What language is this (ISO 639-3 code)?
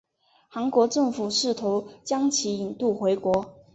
zho